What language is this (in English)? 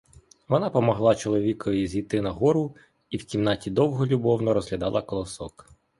Ukrainian